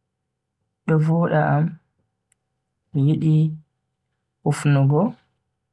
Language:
Bagirmi Fulfulde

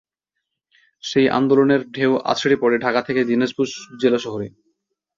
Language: Bangla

